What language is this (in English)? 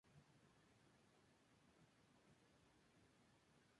Spanish